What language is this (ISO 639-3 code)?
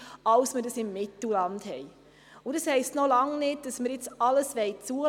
gsw